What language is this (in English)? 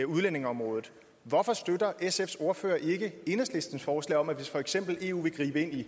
Danish